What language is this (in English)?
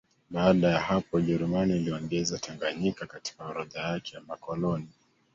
Swahili